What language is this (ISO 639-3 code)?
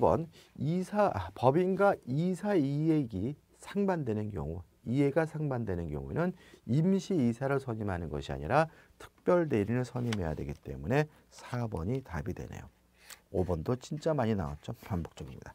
kor